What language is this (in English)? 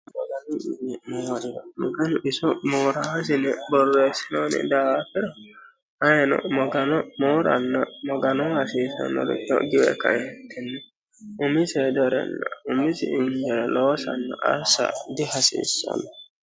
Sidamo